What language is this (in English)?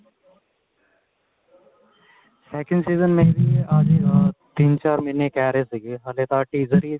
Punjabi